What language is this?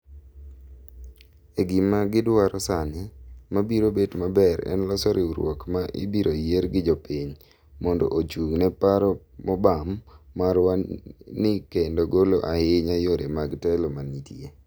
Luo (Kenya and Tanzania)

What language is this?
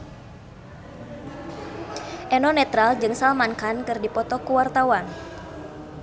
Sundanese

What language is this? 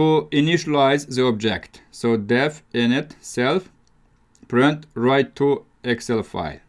English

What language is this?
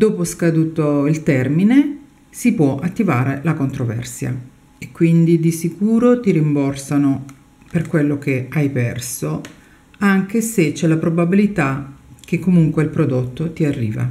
Italian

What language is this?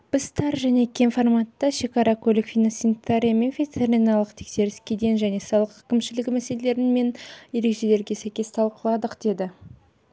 Kazakh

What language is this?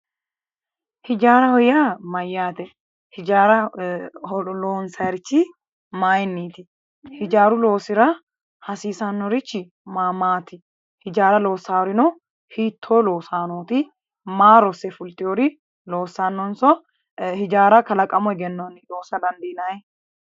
Sidamo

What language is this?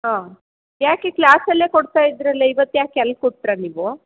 Kannada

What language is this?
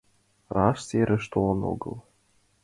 Mari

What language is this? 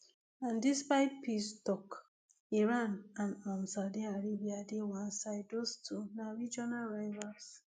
Nigerian Pidgin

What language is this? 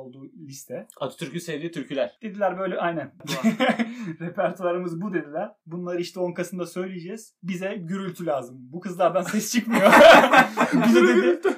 Turkish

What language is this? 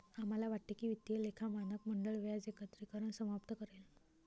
Marathi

